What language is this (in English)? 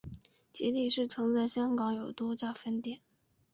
Chinese